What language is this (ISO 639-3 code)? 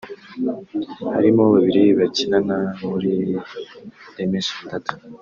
kin